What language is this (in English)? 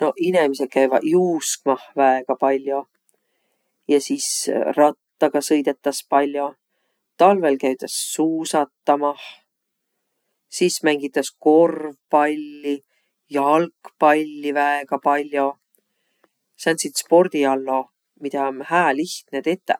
Võro